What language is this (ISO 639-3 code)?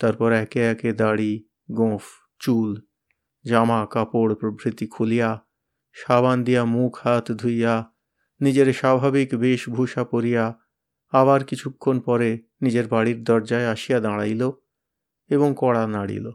ben